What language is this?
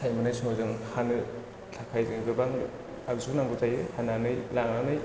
Bodo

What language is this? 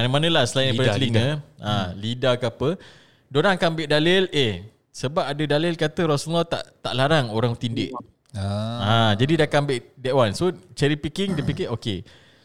Malay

